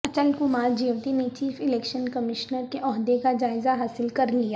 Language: Urdu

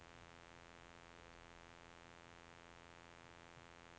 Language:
Norwegian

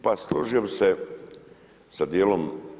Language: Croatian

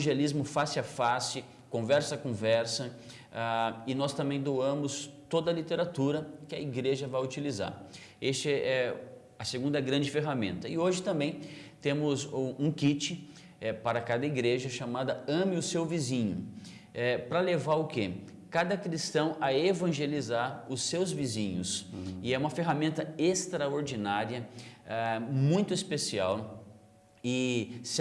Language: Portuguese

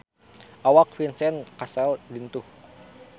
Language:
Sundanese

